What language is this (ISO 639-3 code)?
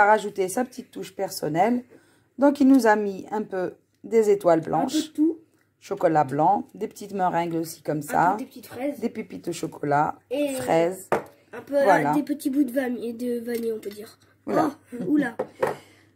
fra